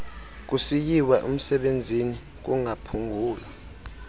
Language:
Xhosa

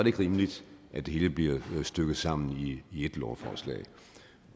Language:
Danish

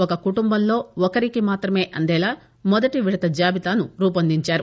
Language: Telugu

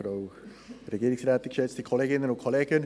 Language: Swiss German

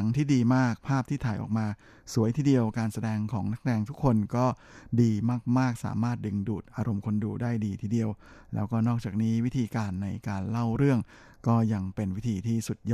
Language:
Thai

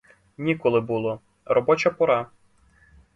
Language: Ukrainian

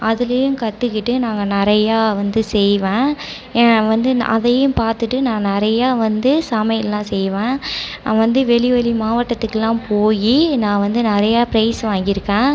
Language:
Tamil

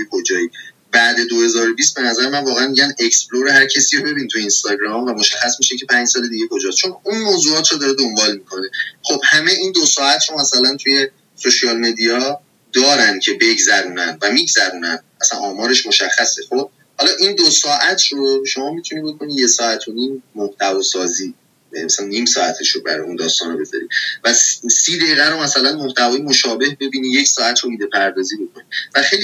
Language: Persian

